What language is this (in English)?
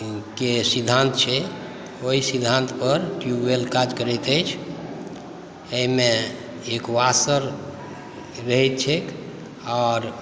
Maithili